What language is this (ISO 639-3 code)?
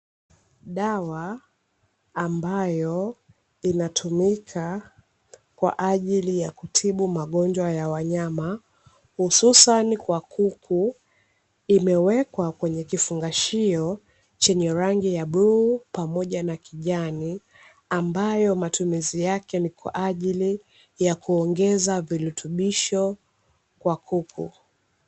swa